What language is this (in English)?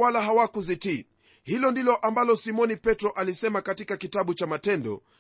Swahili